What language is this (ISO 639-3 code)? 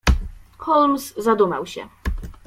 pol